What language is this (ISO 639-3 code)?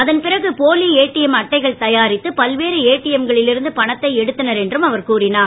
tam